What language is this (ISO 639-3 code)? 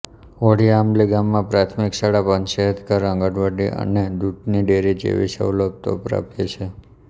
guj